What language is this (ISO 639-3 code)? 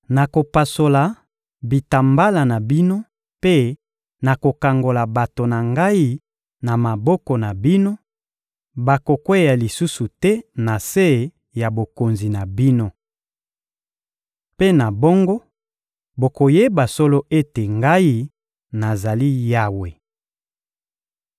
lin